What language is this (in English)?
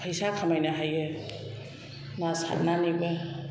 Bodo